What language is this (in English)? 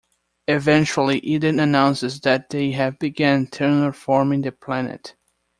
English